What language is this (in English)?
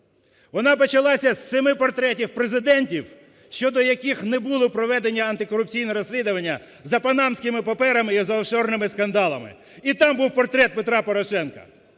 Ukrainian